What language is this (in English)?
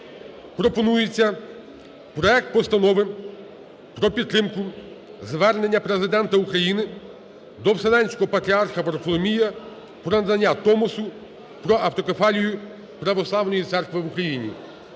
Ukrainian